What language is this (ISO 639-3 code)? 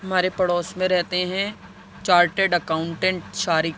urd